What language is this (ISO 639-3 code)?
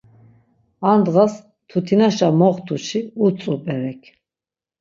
lzz